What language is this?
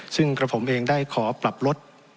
Thai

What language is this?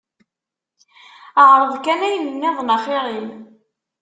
Kabyle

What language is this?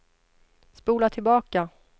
Swedish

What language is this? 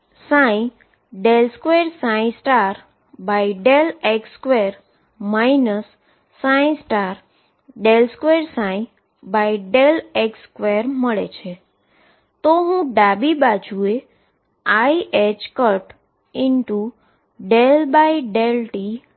Gujarati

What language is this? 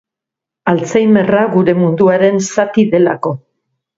Basque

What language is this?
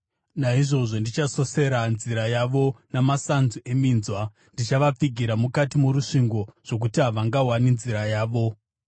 Shona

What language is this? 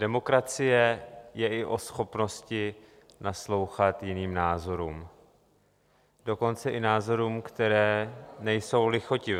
Czech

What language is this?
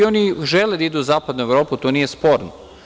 Serbian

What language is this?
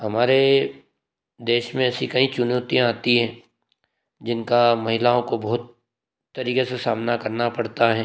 Hindi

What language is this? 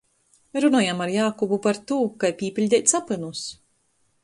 Latgalian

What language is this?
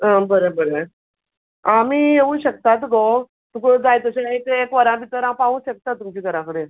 Konkani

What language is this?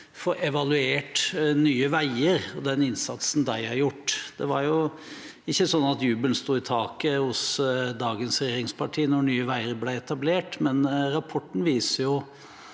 Norwegian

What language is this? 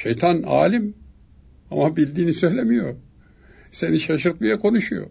Turkish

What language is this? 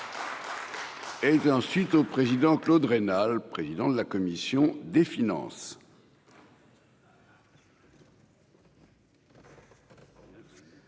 French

